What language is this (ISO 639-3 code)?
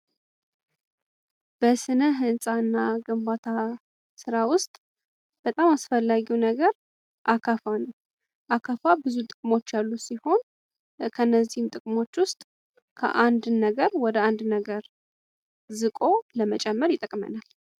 amh